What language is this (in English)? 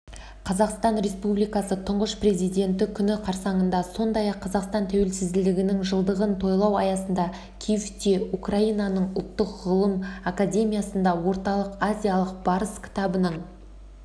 Kazakh